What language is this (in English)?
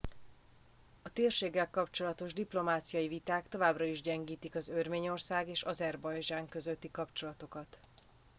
Hungarian